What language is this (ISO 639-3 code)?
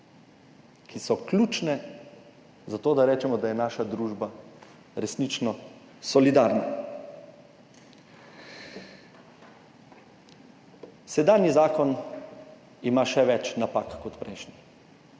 slv